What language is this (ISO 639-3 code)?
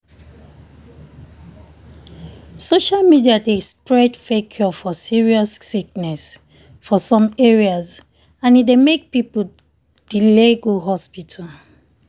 pcm